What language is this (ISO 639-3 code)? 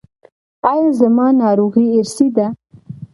pus